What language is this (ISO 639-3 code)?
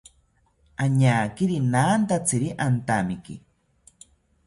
cpy